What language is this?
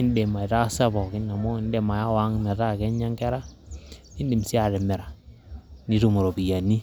Masai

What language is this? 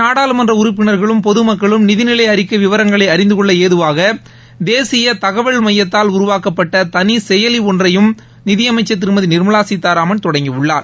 Tamil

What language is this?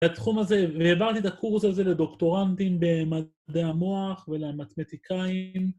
Hebrew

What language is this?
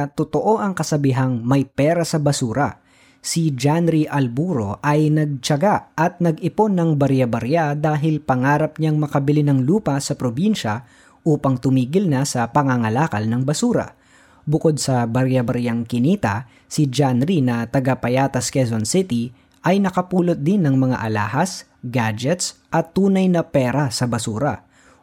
Filipino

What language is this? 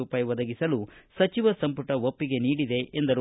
Kannada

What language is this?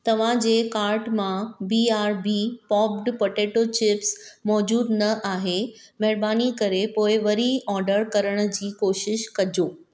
Sindhi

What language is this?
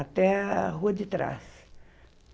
Portuguese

